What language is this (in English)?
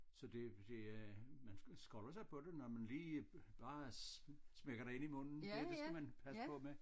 Danish